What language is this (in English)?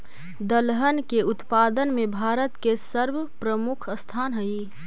Magahi